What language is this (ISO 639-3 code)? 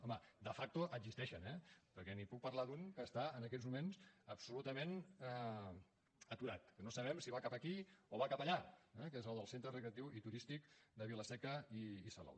cat